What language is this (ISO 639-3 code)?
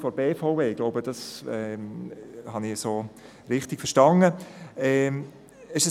gsw